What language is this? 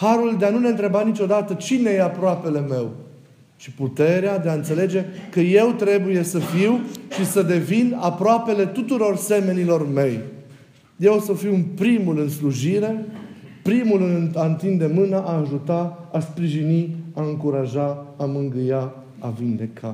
Romanian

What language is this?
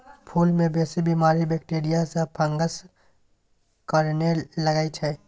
Maithili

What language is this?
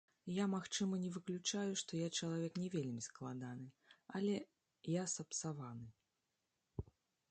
Belarusian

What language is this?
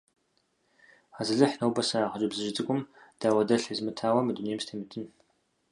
Kabardian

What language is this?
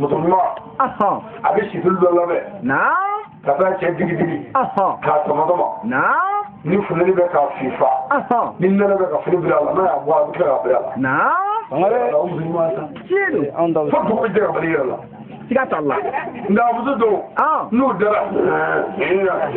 French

